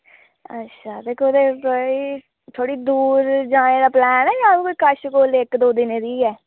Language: Dogri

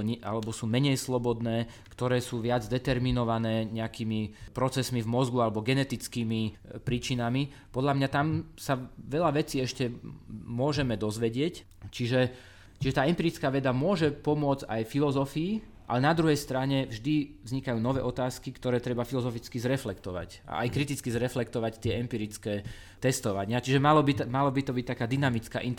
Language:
Slovak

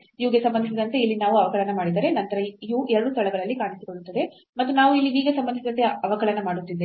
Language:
Kannada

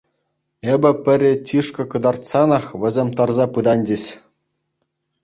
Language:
Chuvash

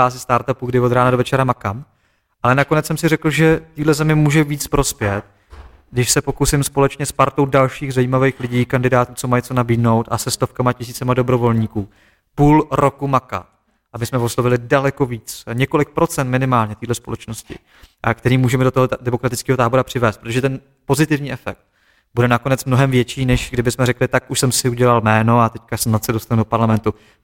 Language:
Czech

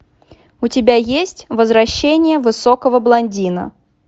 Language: Russian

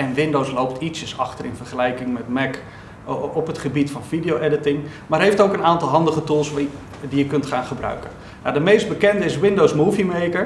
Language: Dutch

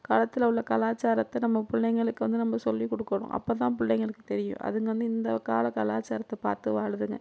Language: Tamil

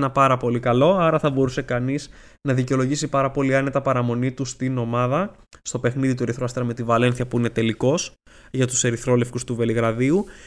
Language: Greek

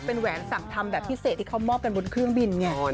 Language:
Thai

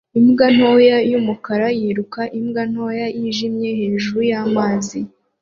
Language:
Kinyarwanda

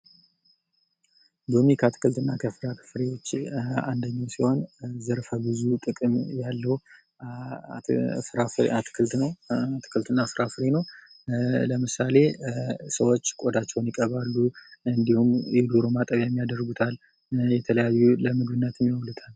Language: Amharic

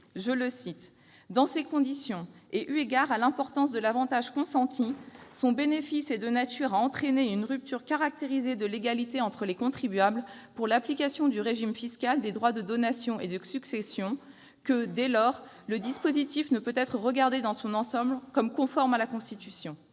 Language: French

